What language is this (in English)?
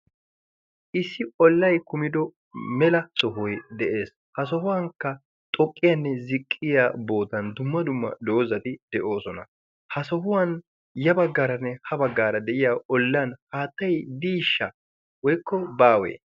Wolaytta